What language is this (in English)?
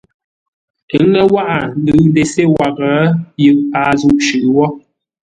Ngombale